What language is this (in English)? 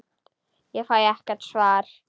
Icelandic